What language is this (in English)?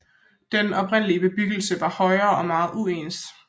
Danish